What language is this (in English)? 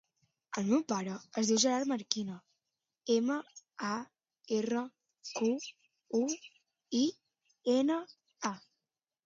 Catalan